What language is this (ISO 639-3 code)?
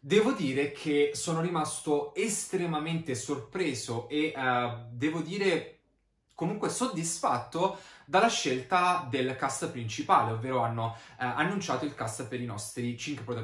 ita